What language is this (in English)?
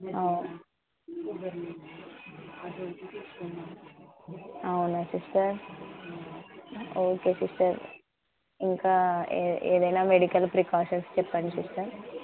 Telugu